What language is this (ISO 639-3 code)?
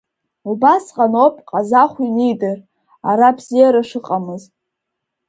abk